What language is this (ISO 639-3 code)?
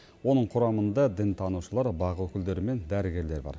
kaz